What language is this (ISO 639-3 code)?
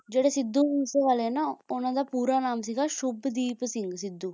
pan